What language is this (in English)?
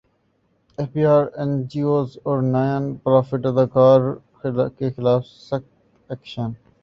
Urdu